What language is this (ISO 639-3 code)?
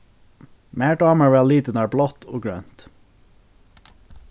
fao